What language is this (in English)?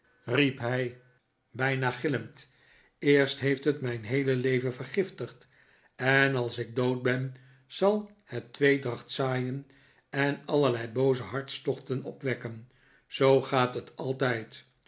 Dutch